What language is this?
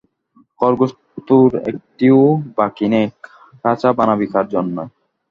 Bangla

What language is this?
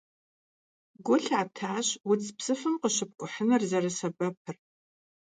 Kabardian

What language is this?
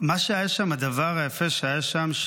Hebrew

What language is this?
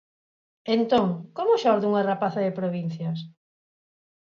Galician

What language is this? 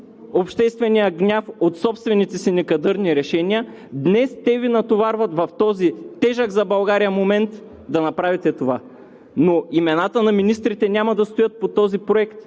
Bulgarian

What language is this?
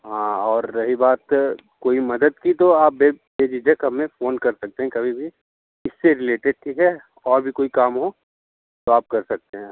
Hindi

